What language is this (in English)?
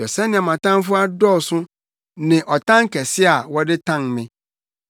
Akan